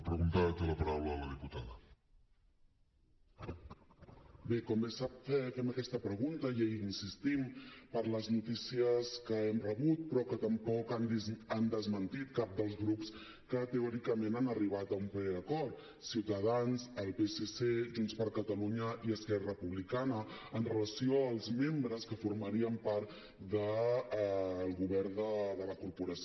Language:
Catalan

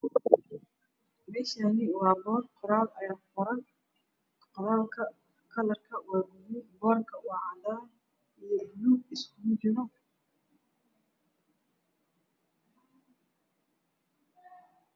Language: Somali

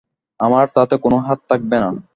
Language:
Bangla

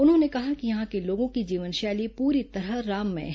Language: Hindi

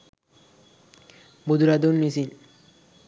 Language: Sinhala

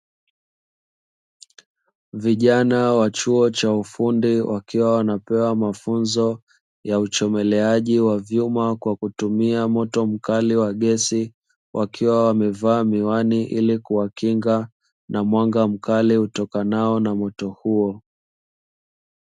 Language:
Swahili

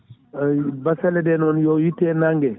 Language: Fula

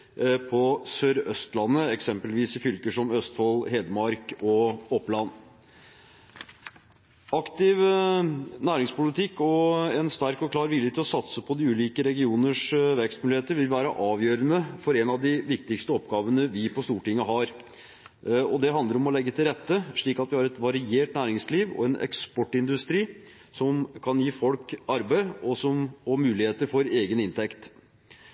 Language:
Norwegian Bokmål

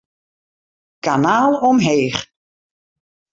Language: Western Frisian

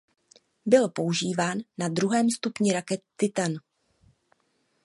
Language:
Czech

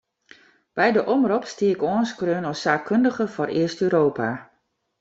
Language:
Western Frisian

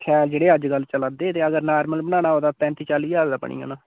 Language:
Dogri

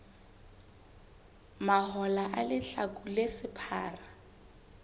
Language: Southern Sotho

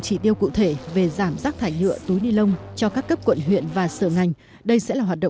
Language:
Vietnamese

